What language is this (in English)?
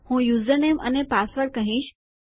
Gujarati